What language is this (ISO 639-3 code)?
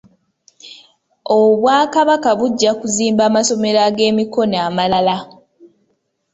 lug